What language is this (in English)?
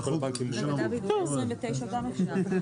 Hebrew